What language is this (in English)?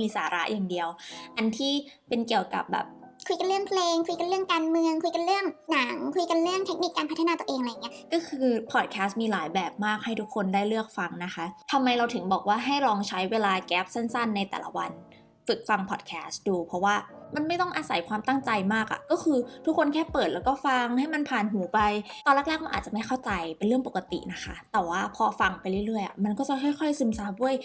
Thai